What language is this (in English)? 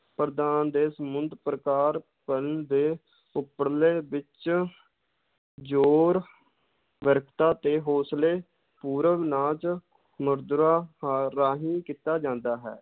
Punjabi